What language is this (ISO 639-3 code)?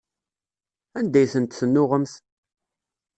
kab